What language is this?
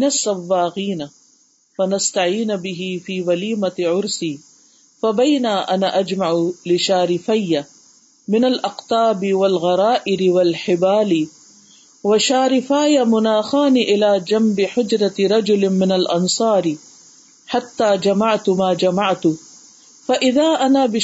Urdu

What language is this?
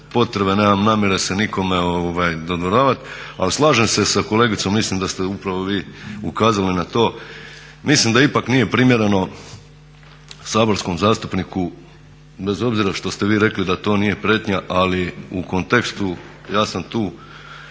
Croatian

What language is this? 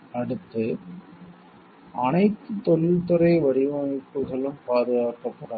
Tamil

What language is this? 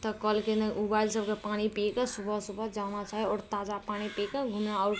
Maithili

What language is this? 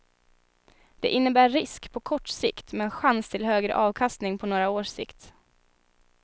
Swedish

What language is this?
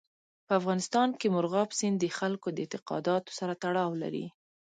Pashto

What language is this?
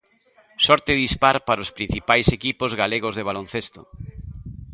Galician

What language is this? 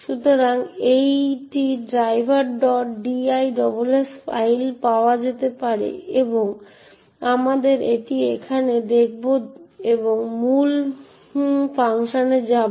Bangla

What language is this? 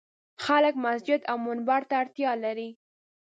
Pashto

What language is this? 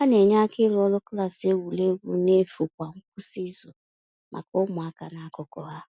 Igbo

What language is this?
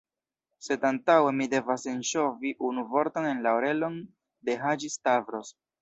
Esperanto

